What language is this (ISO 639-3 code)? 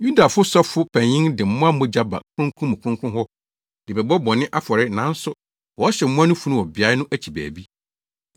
aka